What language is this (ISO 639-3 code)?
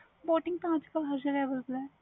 pan